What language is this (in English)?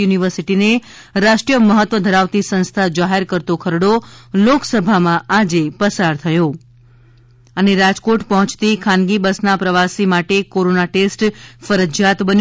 Gujarati